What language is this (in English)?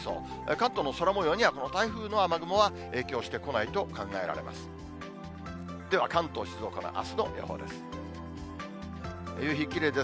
Japanese